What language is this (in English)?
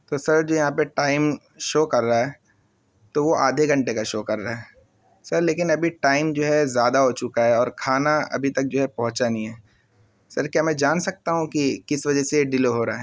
Urdu